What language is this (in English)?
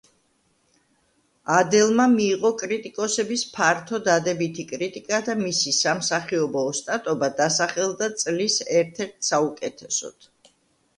Georgian